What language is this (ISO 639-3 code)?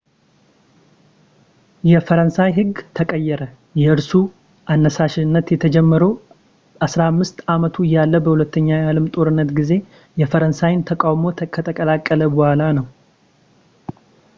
amh